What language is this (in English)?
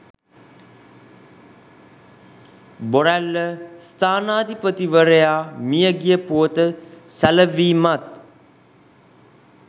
Sinhala